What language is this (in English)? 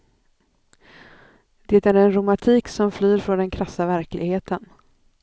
Swedish